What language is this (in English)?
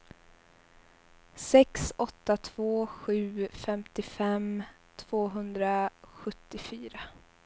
Swedish